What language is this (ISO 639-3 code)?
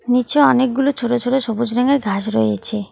ben